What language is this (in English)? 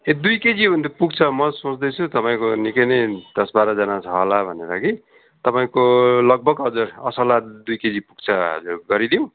Nepali